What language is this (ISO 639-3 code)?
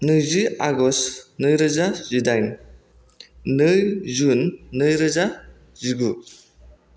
brx